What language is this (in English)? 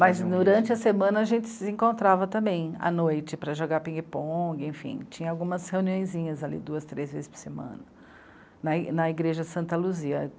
Portuguese